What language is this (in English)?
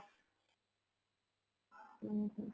Odia